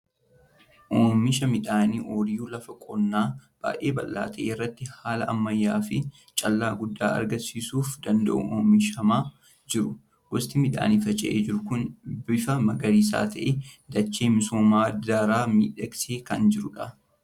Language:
Oromo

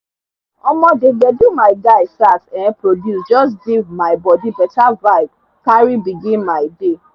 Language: Nigerian Pidgin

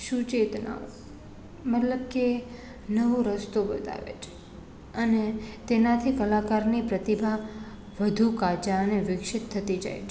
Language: Gujarati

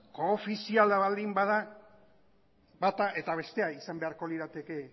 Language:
Basque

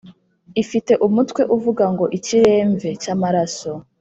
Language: Kinyarwanda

